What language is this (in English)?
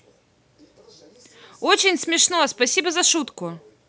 Russian